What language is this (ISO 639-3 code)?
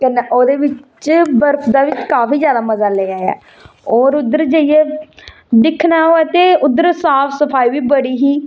doi